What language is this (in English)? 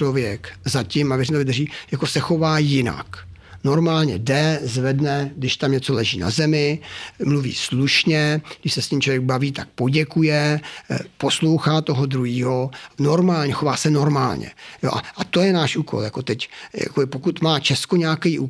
Czech